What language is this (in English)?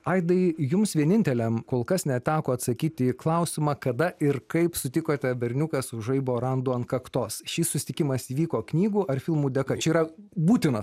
Lithuanian